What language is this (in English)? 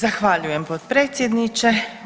Croatian